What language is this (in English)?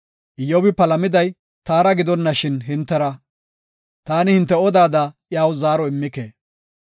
Gofa